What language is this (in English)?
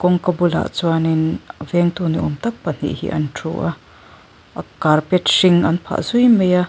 Mizo